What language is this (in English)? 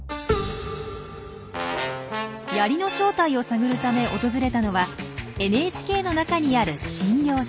Japanese